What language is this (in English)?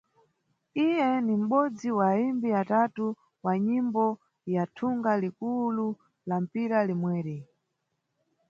Nyungwe